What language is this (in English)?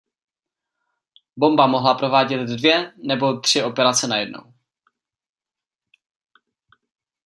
Czech